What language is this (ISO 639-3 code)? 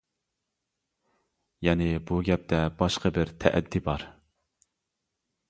uig